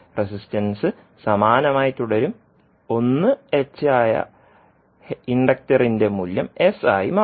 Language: Malayalam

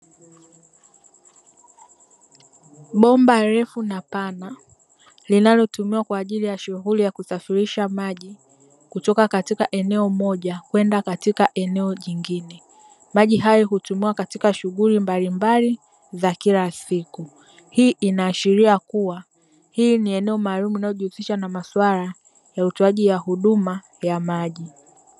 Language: Swahili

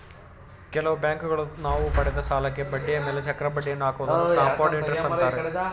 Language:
Kannada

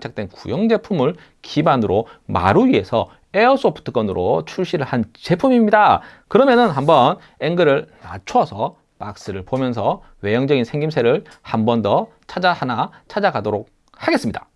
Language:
Korean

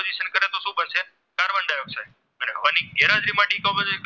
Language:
Gujarati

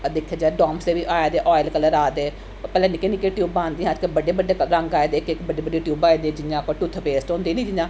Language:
Dogri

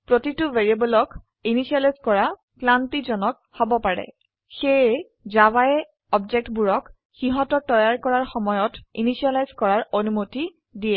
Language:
Assamese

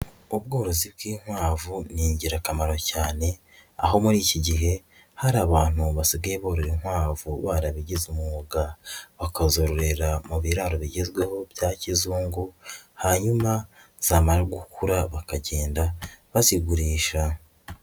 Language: Kinyarwanda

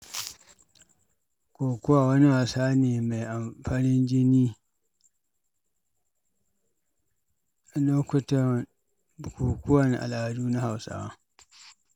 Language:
Hausa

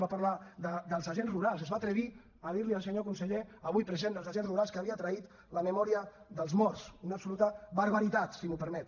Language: Catalan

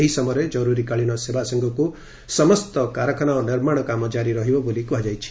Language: Odia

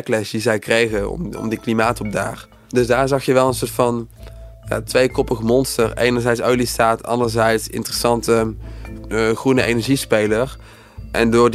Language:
Dutch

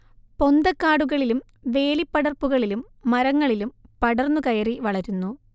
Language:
Malayalam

